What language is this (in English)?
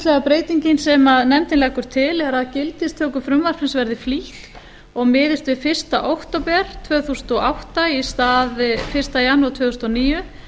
Icelandic